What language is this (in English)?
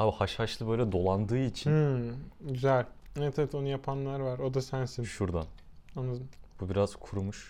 Turkish